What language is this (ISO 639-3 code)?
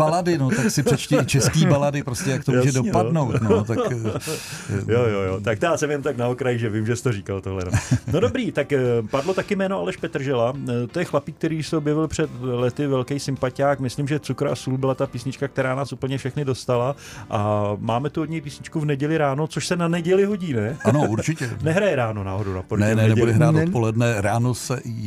ces